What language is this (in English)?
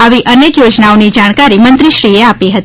Gujarati